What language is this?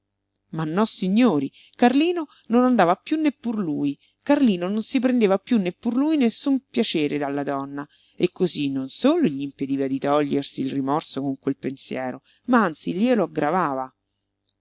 Italian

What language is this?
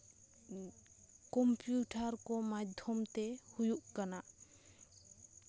Santali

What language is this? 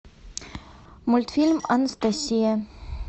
Russian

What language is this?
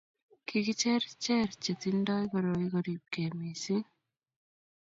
Kalenjin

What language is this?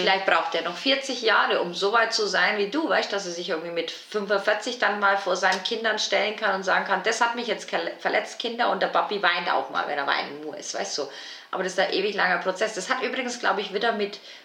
German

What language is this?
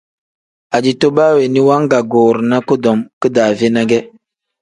Tem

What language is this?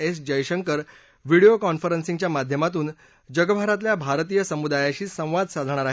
Marathi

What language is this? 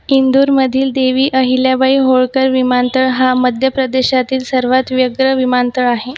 Marathi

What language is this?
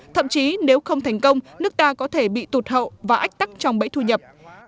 Vietnamese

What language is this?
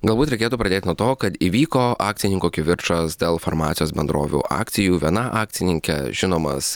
Lithuanian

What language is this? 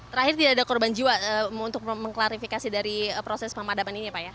Indonesian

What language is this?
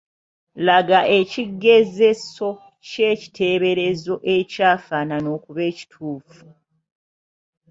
Ganda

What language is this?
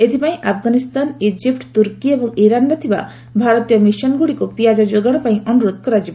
Odia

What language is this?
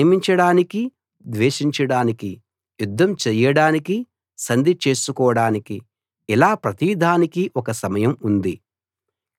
Telugu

